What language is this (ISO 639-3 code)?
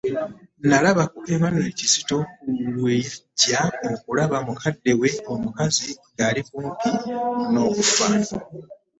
lug